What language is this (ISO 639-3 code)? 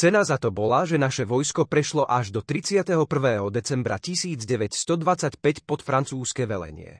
slk